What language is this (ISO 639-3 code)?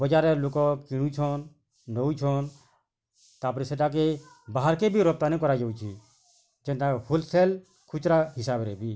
ori